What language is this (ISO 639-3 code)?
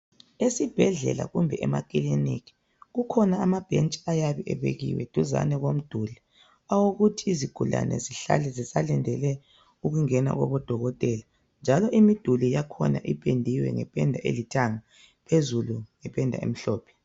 nde